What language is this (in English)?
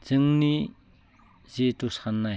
Bodo